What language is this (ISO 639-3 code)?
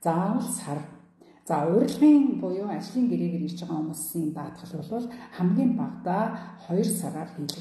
ara